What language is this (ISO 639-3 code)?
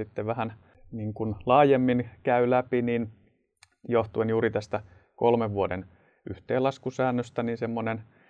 fin